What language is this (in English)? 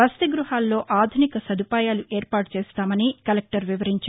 Telugu